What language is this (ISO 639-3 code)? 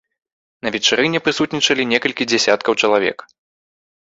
bel